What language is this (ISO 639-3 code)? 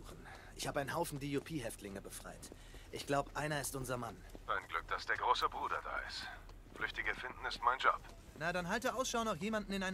deu